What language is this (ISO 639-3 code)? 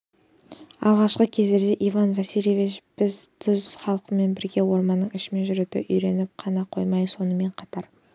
kaz